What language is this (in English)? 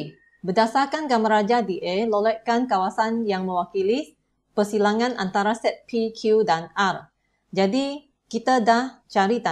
Malay